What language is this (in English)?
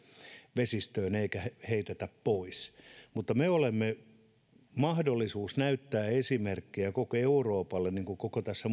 Finnish